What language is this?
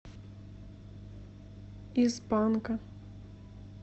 Russian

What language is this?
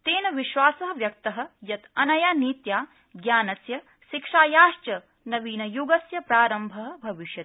Sanskrit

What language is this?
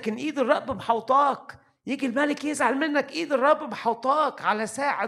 Arabic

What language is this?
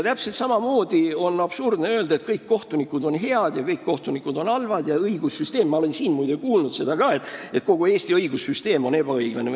Estonian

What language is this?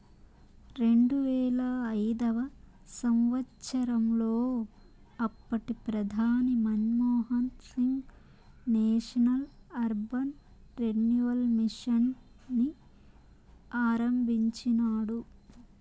Telugu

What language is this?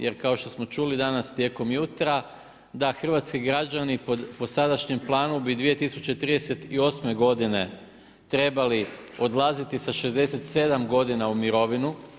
Croatian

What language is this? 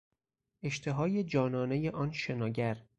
Persian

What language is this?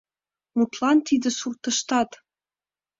Mari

